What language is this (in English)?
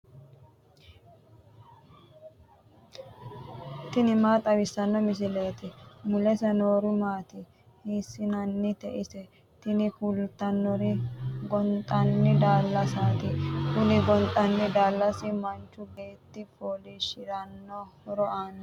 Sidamo